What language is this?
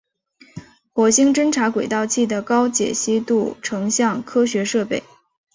Chinese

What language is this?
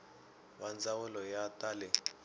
Tsonga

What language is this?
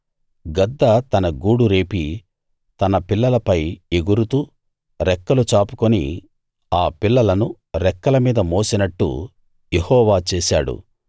Telugu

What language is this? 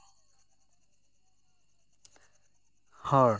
Santali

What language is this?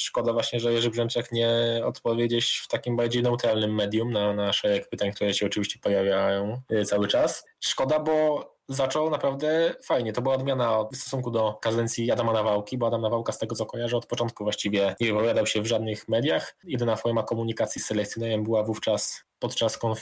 Polish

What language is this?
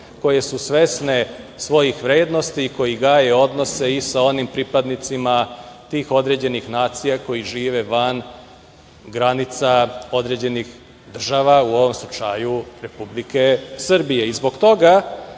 Serbian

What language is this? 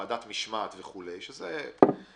Hebrew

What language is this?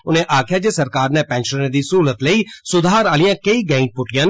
Dogri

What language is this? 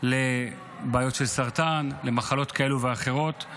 Hebrew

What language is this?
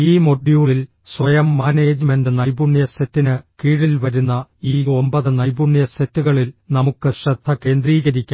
Malayalam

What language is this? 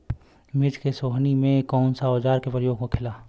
Bhojpuri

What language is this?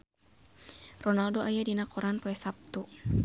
Sundanese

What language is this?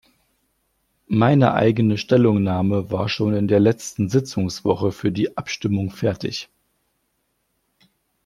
German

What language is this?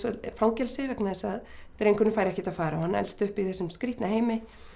Icelandic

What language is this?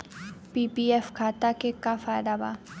Bhojpuri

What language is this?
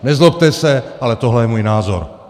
Czech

